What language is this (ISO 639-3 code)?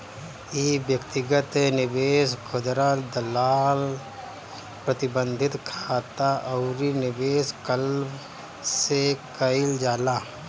bho